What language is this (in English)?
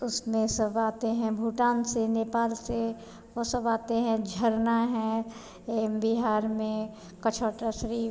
Hindi